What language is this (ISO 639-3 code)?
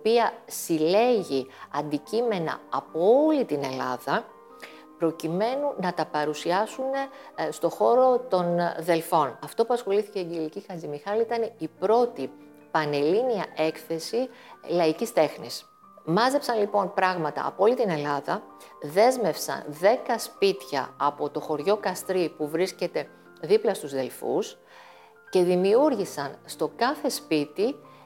ell